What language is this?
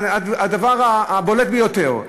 Hebrew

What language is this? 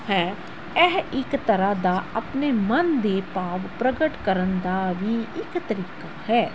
Punjabi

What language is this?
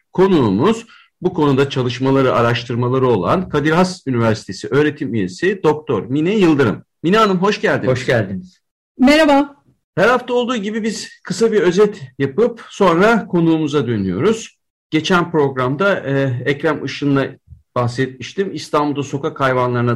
Turkish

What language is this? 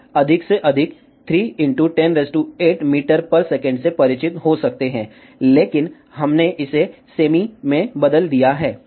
Hindi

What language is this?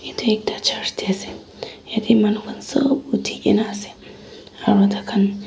Naga Pidgin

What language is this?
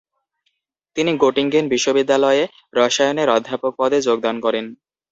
Bangla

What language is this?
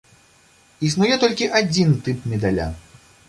Belarusian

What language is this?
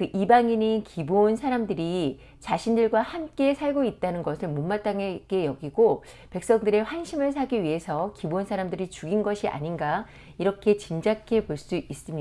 Korean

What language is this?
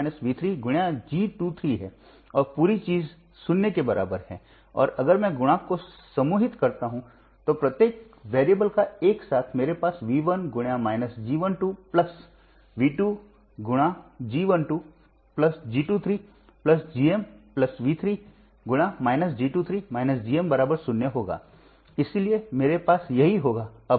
Hindi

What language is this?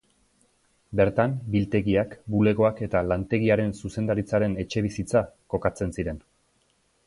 Basque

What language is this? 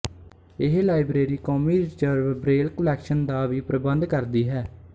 Punjabi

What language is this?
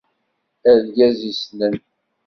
Kabyle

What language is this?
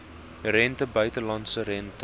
Afrikaans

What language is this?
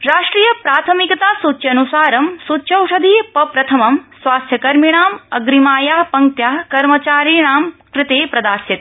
Sanskrit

